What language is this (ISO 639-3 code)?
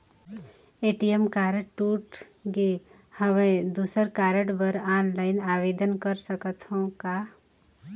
hne